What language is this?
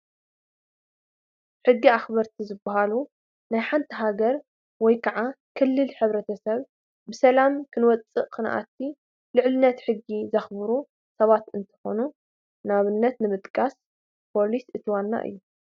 Tigrinya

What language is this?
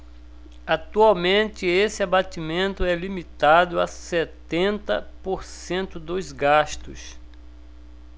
Portuguese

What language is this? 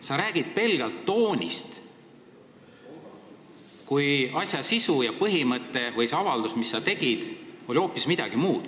Estonian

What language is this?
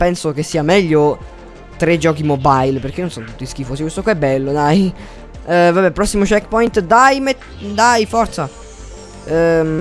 Italian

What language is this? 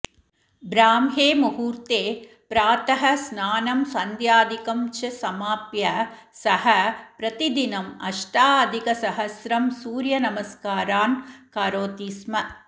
Sanskrit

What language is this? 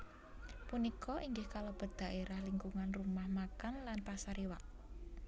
Javanese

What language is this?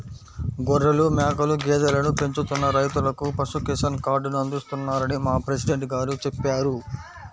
Telugu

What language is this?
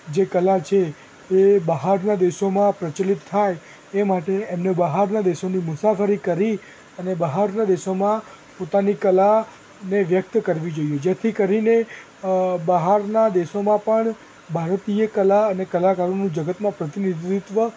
Gujarati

